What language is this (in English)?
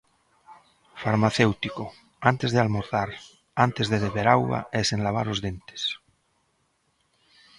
Galician